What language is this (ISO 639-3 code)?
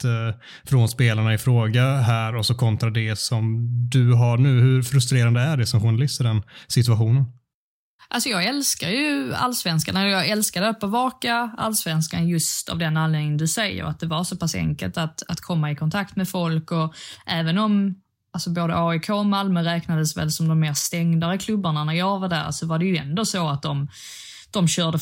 swe